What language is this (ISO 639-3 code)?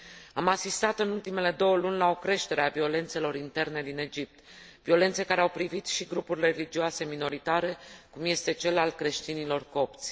ron